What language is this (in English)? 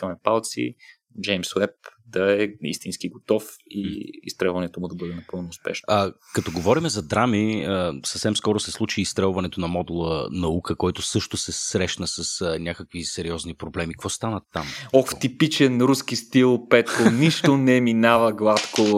Bulgarian